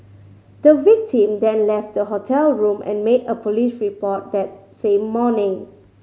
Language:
English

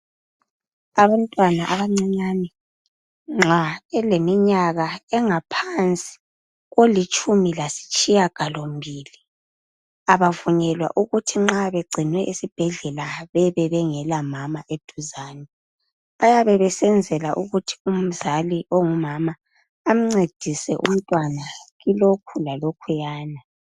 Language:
North Ndebele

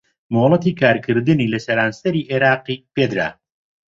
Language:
Central Kurdish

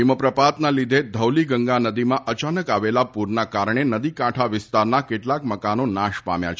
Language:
Gujarati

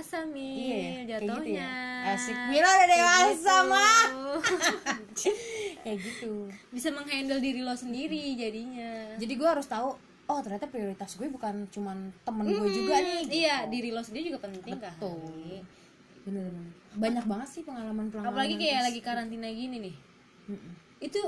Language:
Indonesian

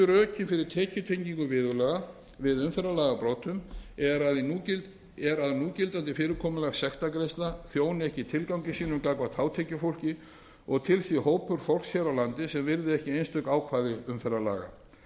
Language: Icelandic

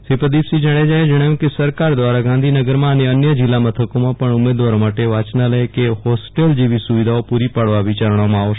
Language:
Gujarati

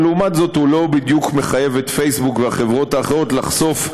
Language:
Hebrew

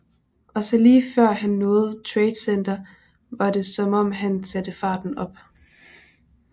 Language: Danish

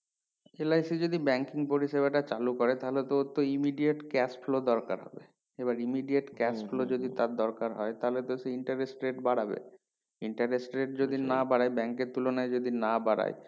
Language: Bangla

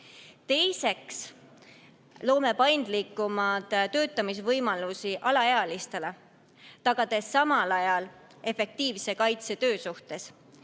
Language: Estonian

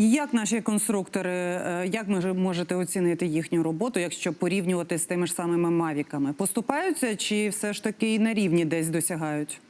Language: Ukrainian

